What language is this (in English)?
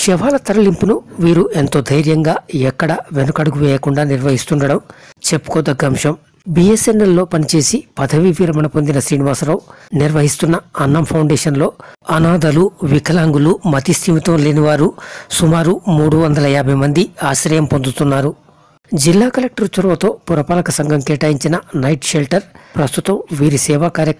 Indonesian